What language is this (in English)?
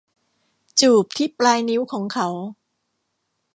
Thai